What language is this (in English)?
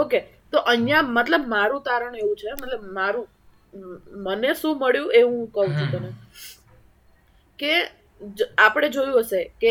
Gujarati